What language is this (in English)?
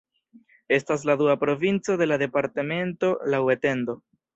Esperanto